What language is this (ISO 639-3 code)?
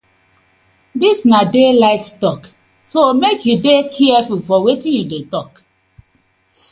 pcm